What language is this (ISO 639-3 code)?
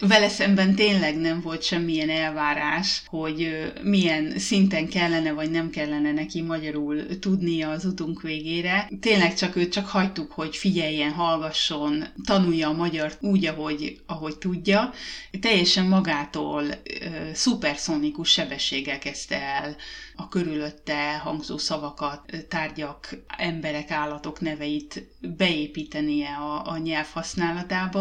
hun